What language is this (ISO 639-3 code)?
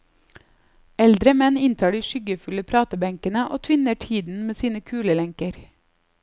nor